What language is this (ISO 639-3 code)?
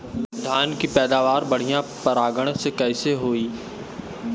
bho